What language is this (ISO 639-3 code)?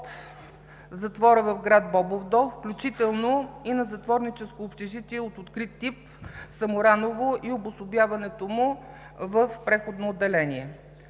bul